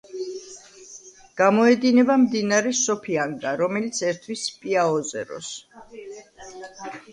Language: Georgian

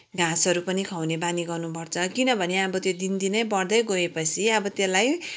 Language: Nepali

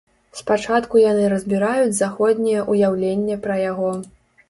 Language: Belarusian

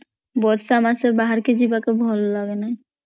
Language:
Odia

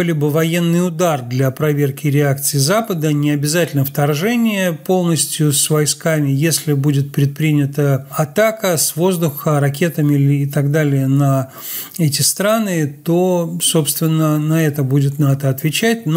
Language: Russian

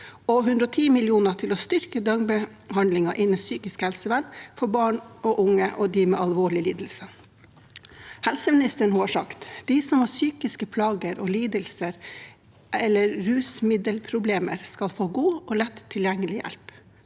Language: Norwegian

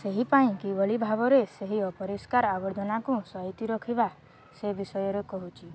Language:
Odia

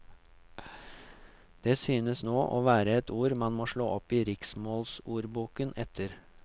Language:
Norwegian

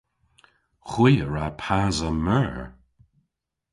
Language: Cornish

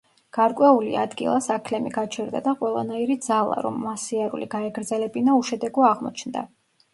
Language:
Georgian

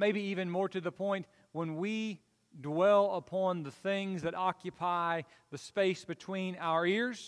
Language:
English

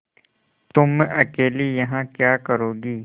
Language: Hindi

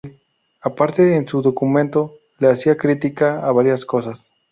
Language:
Spanish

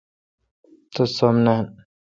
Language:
Kalkoti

